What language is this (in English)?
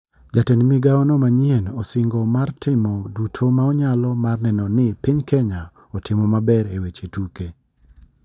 Luo (Kenya and Tanzania)